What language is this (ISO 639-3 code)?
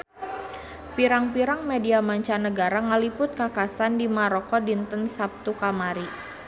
sun